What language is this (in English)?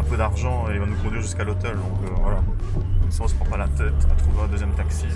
French